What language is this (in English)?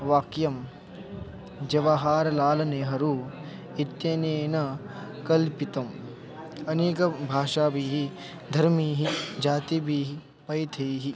Sanskrit